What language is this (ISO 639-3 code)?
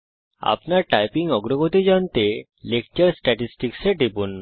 ben